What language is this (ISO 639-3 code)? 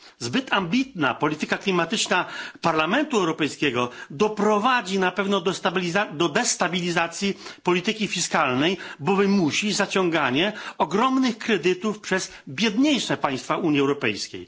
pol